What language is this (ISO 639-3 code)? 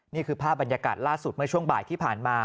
tha